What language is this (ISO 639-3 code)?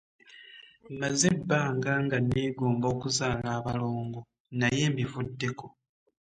lug